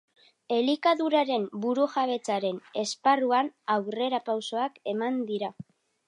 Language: Basque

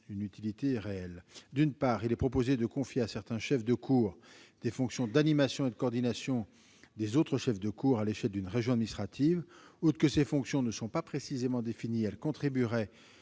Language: French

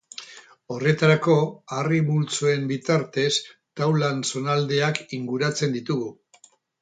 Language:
Basque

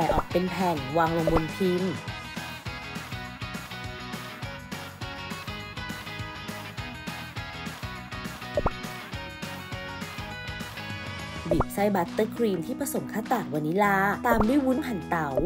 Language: Thai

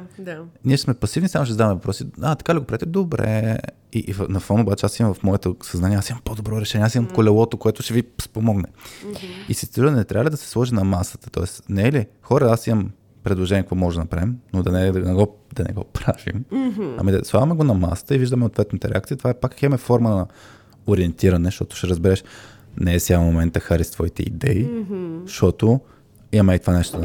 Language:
Bulgarian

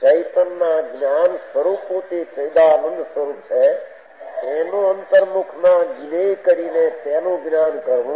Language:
Arabic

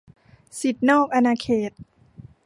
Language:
Thai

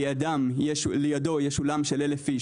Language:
Hebrew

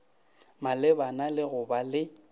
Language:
Northern Sotho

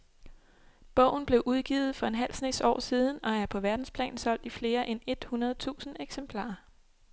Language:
Danish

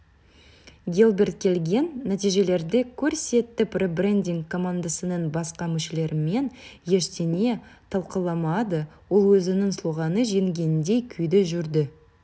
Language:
Kazakh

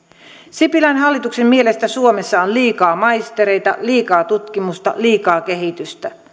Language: Finnish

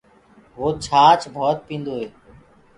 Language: Gurgula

